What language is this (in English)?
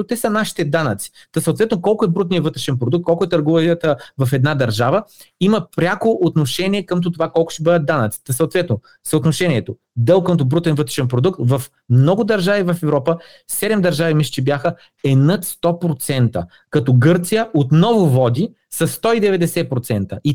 Bulgarian